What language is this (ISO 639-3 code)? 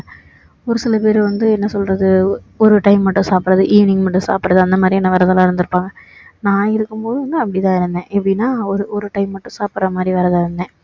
tam